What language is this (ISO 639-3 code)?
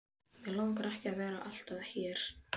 isl